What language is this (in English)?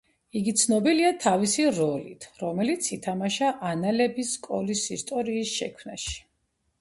Georgian